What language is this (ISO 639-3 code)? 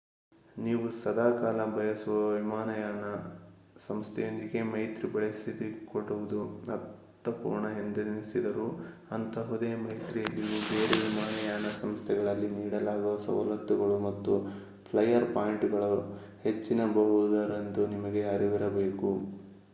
kan